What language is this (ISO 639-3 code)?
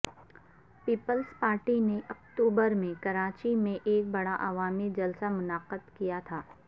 urd